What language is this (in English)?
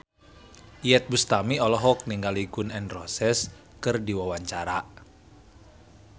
Sundanese